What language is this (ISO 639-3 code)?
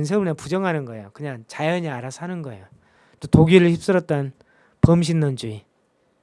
kor